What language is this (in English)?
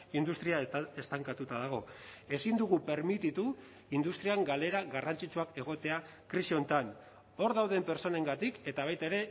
Basque